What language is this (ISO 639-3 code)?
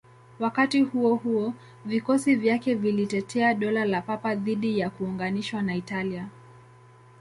swa